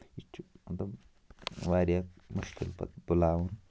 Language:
Kashmiri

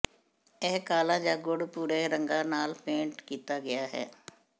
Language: Punjabi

